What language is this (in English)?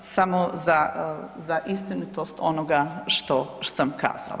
Croatian